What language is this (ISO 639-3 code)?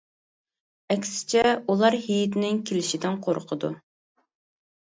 uig